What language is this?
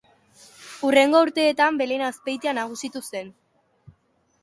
Basque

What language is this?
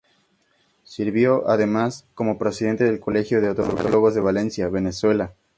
Spanish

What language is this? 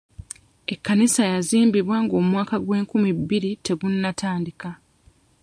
Ganda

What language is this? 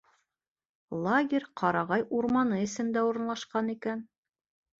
Bashkir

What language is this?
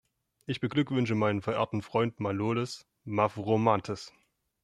German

